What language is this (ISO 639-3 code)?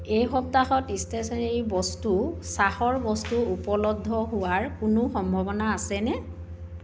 asm